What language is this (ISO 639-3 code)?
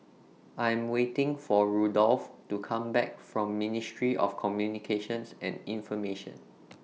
eng